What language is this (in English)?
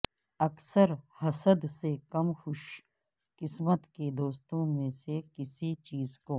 Urdu